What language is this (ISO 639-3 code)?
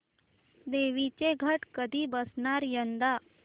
mar